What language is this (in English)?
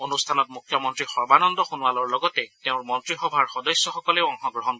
Assamese